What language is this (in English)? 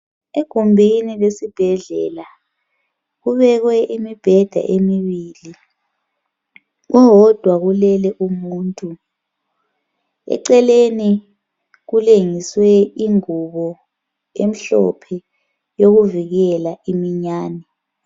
North Ndebele